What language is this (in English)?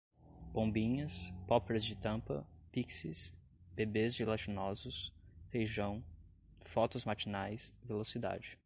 Portuguese